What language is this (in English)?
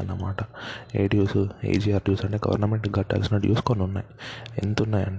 Telugu